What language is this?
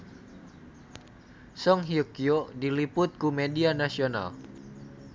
Sundanese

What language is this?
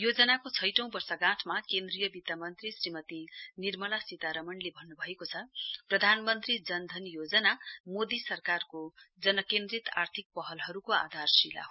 Nepali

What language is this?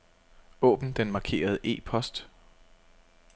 Danish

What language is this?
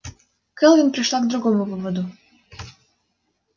Russian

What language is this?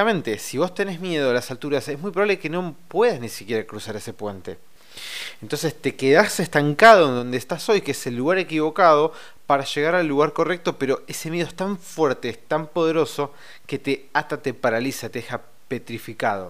Spanish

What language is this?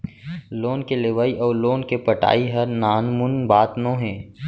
Chhattisgarhi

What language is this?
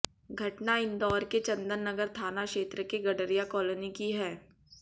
Hindi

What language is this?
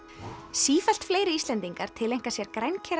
Icelandic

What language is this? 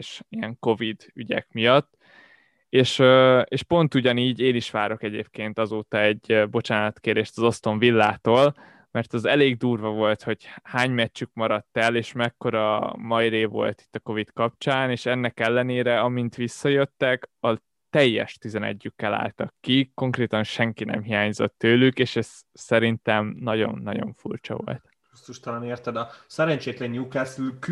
Hungarian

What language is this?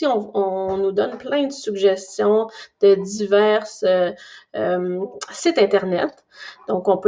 French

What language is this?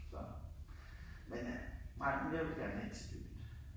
Danish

